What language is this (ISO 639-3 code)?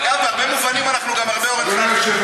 heb